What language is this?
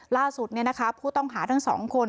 Thai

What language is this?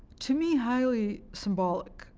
English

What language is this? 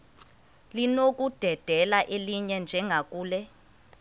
Xhosa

